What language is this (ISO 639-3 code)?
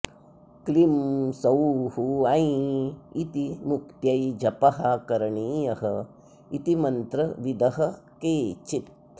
san